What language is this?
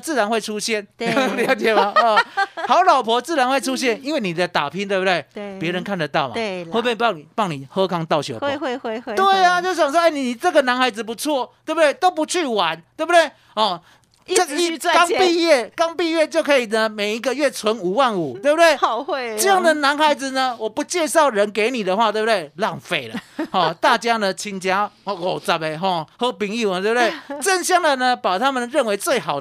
Chinese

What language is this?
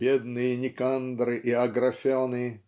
Russian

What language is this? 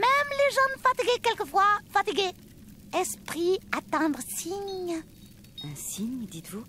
French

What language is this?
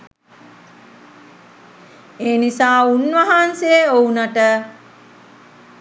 Sinhala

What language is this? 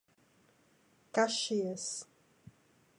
Portuguese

